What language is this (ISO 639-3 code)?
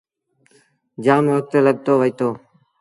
sbn